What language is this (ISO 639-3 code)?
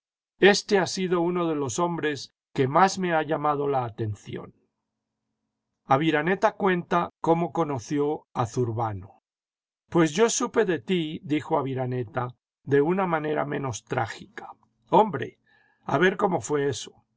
spa